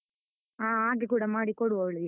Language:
Kannada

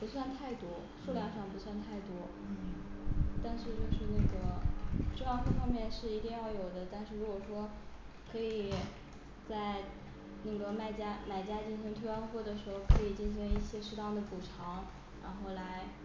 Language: Chinese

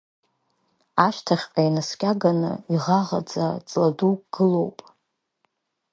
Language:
Abkhazian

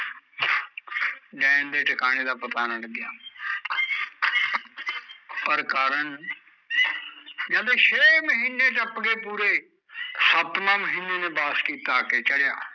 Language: Punjabi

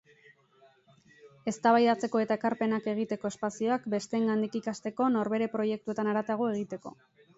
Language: Basque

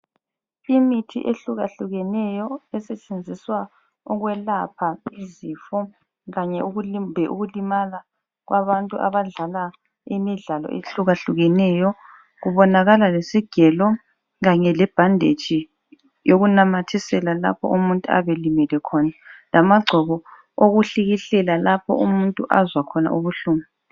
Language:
North Ndebele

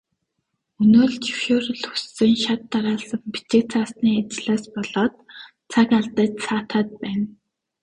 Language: Mongolian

